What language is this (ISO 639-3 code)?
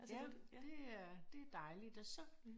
dan